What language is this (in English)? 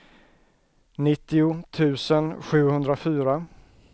Swedish